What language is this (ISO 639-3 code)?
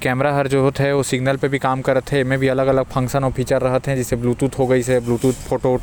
kfp